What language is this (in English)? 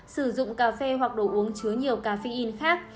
Vietnamese